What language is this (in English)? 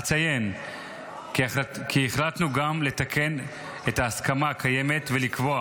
Hebrew